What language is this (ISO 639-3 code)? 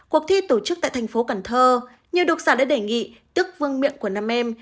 vie